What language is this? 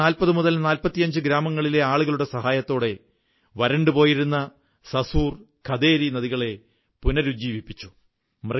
Malayalam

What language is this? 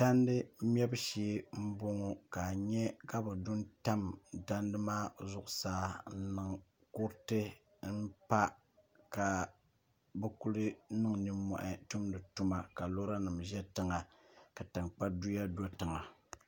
Dagbani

